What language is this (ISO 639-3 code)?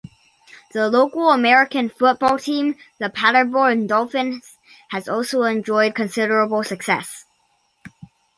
eng